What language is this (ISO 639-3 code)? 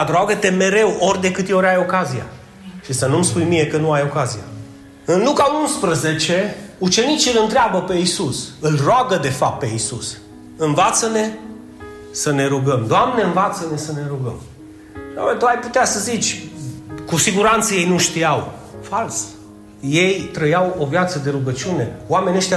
ron